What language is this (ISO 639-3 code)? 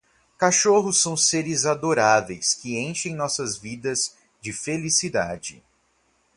por